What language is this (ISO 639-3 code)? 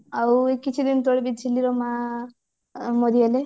ori